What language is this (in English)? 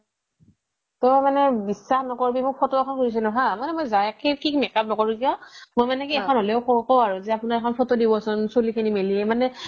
Assamese